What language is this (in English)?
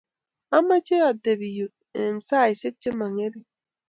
Kalenjin